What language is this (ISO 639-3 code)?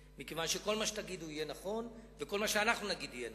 heb